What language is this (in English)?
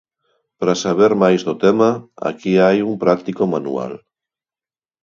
Galician